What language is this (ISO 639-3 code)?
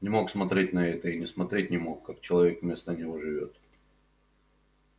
rus